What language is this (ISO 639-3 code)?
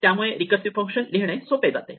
mar